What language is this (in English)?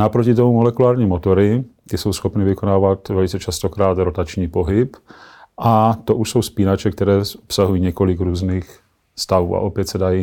Czech